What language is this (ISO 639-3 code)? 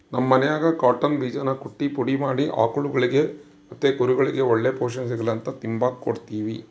kan